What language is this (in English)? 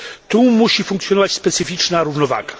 Polish